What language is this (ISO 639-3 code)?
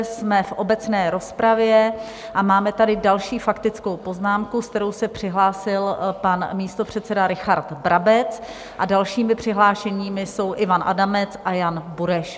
ces